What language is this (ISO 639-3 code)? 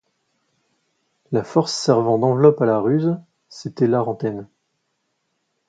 fra